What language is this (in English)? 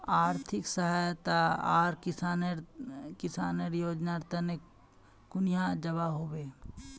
Magahi